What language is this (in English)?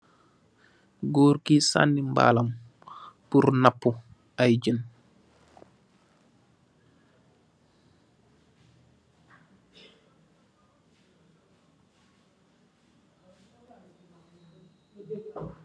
Wolof